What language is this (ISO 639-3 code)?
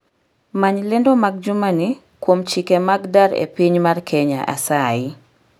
luo